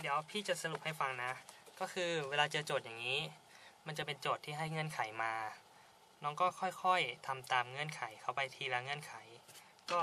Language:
Thai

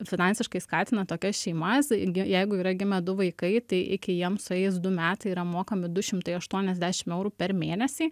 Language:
Lithuanian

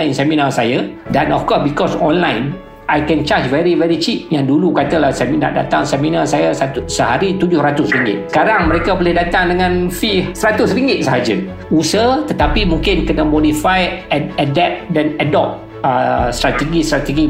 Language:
Malay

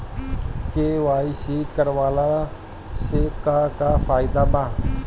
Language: Bhojpuri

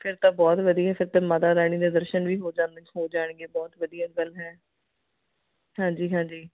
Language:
Punjabi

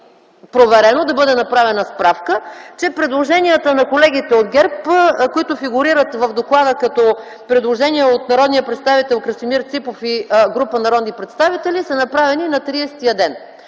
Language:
Bulgarian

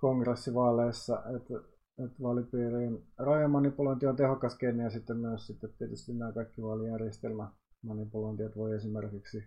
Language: Finnish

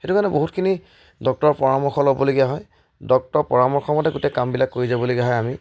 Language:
Assamese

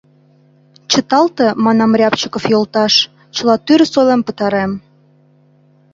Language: Mari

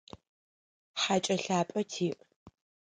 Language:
Adyghe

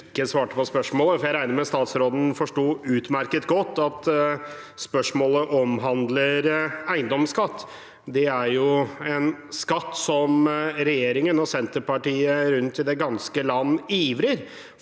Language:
Norwegian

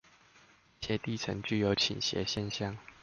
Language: Chinese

